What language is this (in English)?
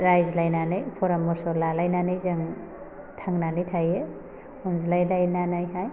Bodo